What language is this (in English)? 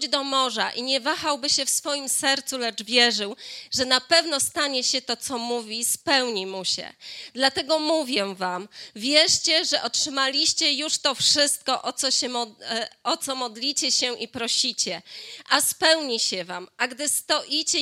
Polish